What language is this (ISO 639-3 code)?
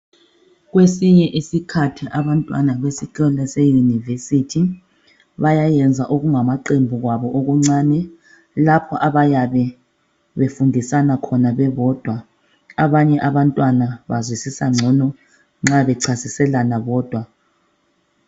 nde